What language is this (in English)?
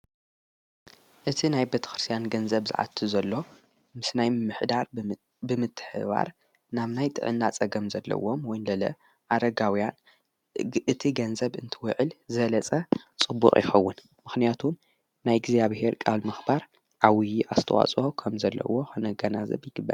Tigrinya